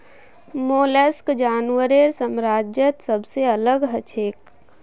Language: Magahi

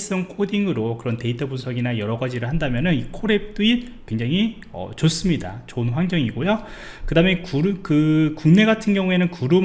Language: Korean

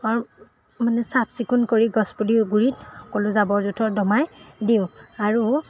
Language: Assamese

